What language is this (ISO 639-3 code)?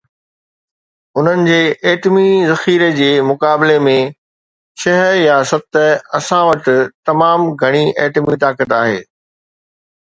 snd